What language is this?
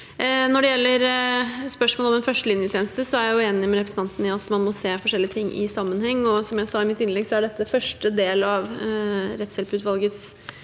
Norwegian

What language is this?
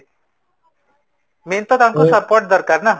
Odia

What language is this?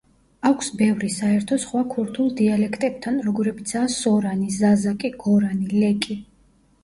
Georgian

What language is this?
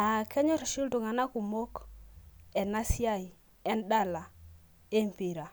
Masai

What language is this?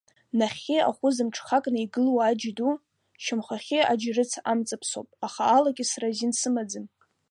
Abkhazian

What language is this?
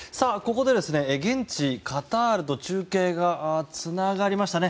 Japanese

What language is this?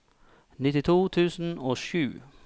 Norwegian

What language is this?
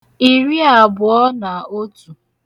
Igbo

